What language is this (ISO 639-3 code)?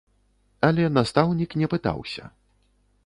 bel